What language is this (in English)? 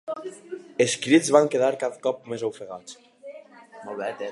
Catalan